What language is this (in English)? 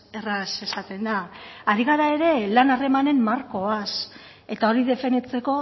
Basque